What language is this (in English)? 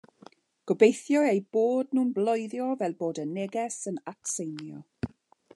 Welsh